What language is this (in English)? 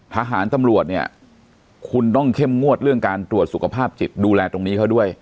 Thai